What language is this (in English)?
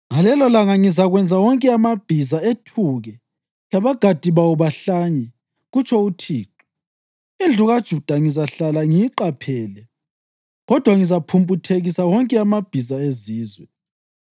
North Ndebele